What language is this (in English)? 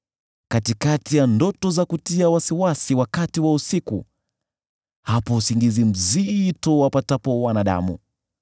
Swahili